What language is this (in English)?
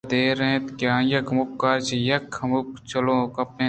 Eastern Balochi